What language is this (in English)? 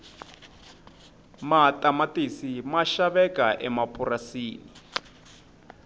Tsonga